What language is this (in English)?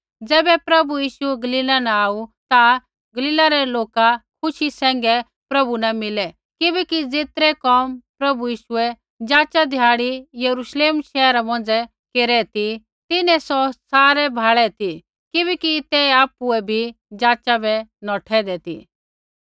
Kullu Pahari